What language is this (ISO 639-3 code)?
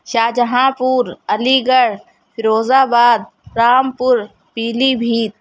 urd